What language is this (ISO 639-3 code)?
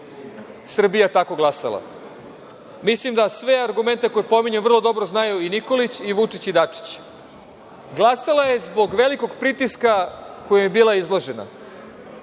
srp